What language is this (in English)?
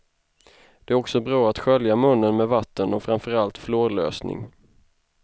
Swedish